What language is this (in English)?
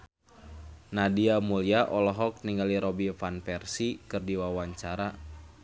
Sundanese